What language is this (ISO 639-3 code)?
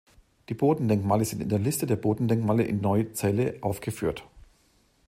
deu